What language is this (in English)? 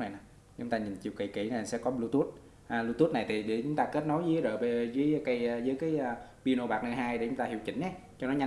Vietnamese